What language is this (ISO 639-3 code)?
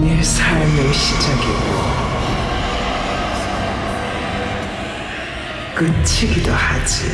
kor